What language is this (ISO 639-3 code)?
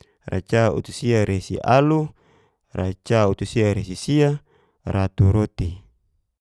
ges